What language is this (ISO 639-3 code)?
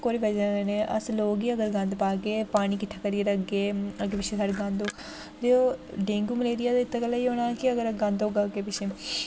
doi